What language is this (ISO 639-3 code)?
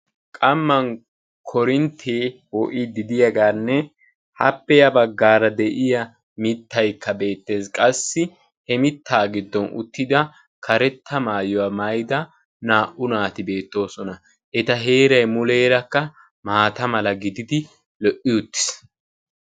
wal